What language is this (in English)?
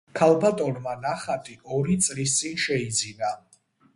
Georgian